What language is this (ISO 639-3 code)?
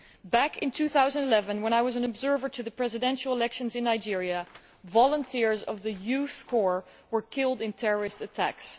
eng